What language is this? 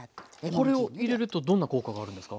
Japanese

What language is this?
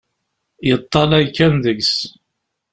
Kabyle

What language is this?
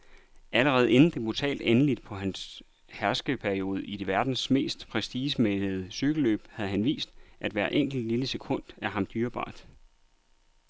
Danish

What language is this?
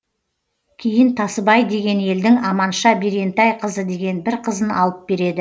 Kazakh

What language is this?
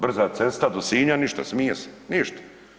Croatian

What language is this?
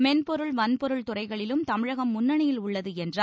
Tamil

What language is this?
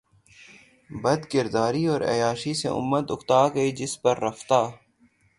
Urdu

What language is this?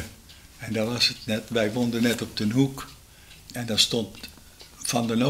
Dutch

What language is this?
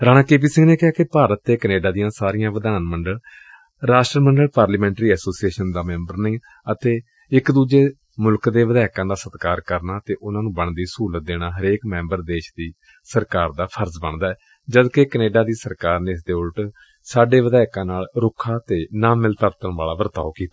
Punjabi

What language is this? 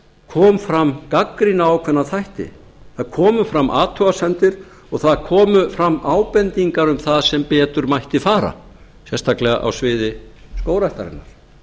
Icelandic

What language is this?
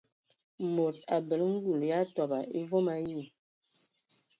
Ewondo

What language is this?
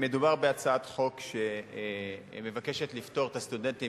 Hebrew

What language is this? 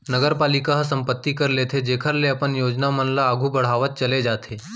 Chhattisgarhi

